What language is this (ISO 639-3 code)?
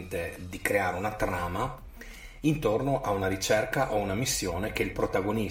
ita